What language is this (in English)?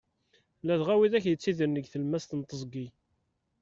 Kabyle